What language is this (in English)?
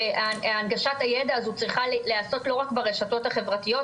Hebrew